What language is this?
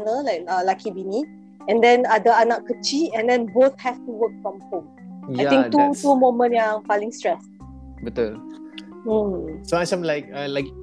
Malay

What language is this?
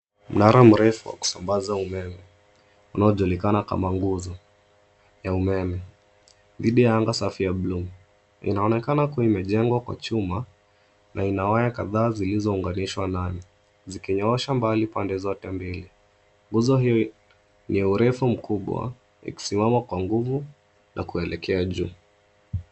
Swahili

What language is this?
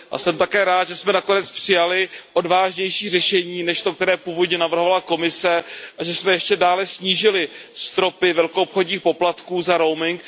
Czech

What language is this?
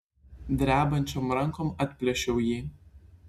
Lithuanian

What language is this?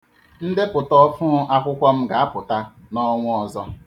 Igbo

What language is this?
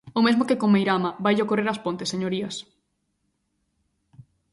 Galician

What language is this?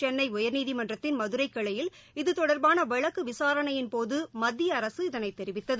Tamil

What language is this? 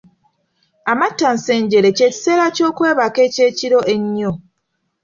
Ganda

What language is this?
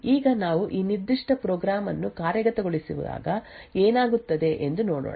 Kannada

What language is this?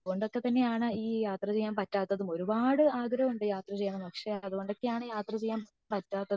Malayalam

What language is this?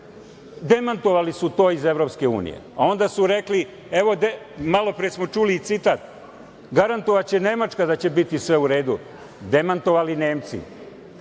Serbian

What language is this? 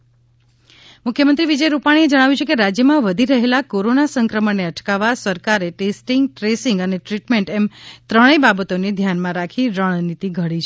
Gujarati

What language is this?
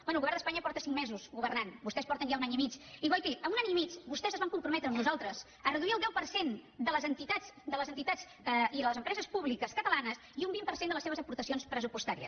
Catalan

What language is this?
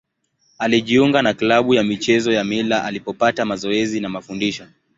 Swahili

